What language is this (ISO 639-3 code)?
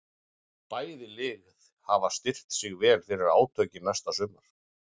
isl